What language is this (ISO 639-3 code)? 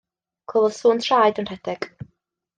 cym